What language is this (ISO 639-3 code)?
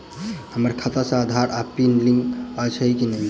mai